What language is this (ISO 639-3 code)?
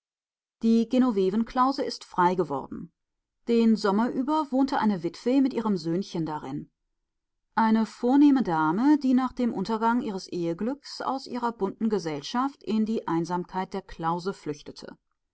deu